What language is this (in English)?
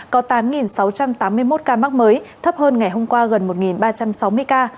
Vietnamese